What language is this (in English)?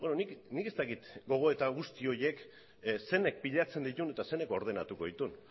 Basque